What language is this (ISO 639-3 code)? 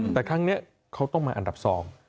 tha